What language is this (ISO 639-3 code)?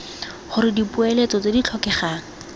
tsn